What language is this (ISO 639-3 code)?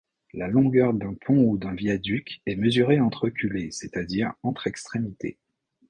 fra